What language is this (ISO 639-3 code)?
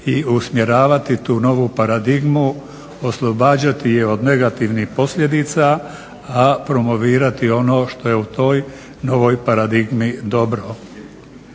hrv